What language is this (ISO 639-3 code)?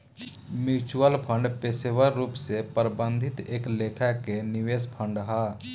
bho